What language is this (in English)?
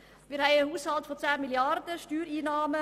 Swiss German